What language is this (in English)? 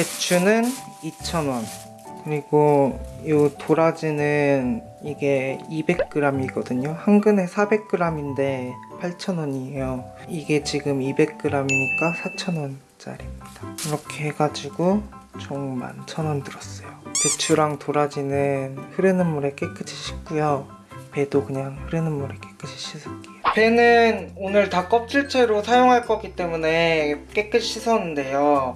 Korean